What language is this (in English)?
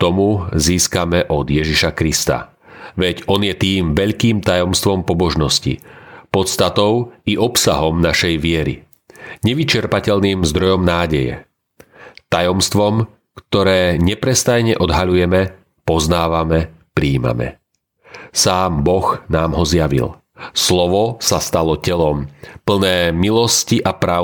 Slovak